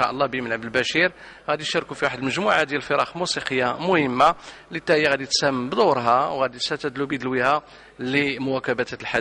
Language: Arabic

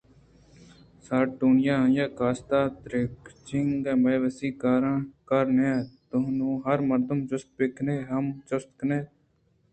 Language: Eastern Balochi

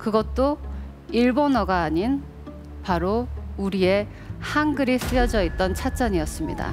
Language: Korean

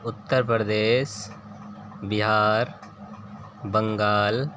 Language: Urdu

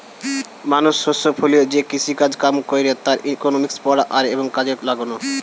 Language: Bangla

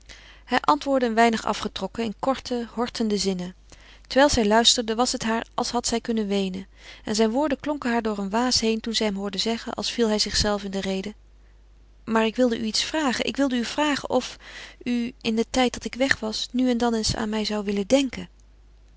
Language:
Dutch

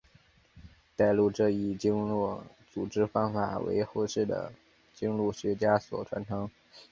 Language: Chinese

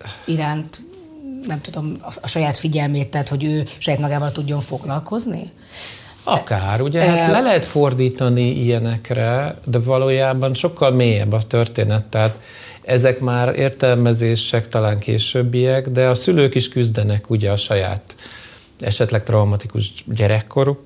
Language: Hungarian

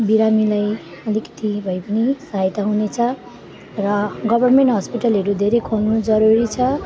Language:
Nepali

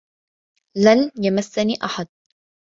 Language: Arabic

